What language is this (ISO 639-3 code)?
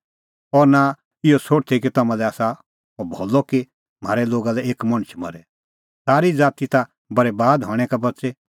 kfx